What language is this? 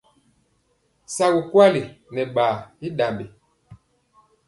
Mpiemo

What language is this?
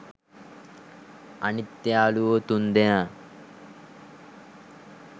Sinhala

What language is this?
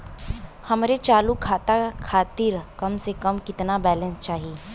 Bhojpuri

